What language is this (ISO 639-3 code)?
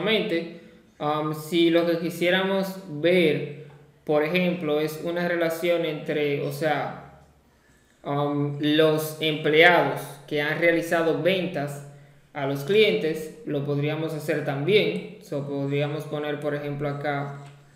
spa